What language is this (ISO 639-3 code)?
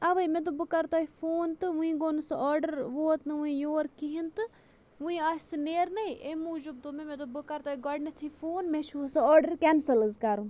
kas